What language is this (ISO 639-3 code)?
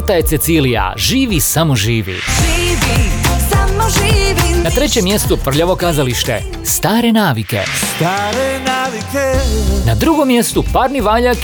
hrv